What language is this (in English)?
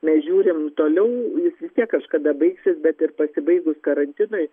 Lithuanian